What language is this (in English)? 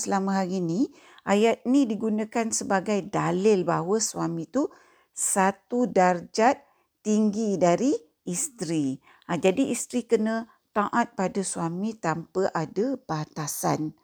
Malay